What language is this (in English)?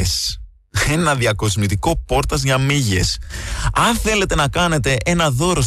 Greek